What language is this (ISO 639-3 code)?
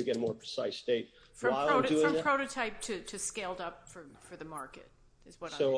eng